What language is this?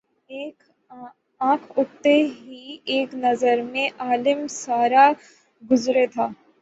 Urdu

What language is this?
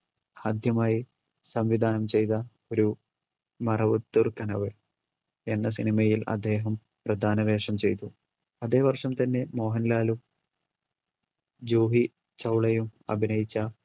Malayalam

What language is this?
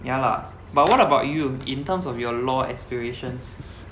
English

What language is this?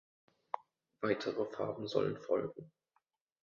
German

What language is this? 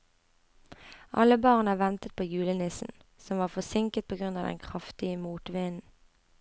Norwegian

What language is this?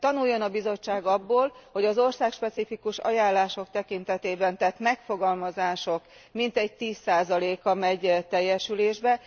Hungarian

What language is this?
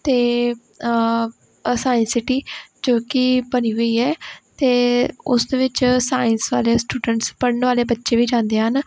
Punjabi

